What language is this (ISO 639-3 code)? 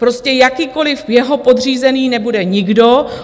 ces